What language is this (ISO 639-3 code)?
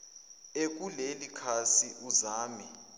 zul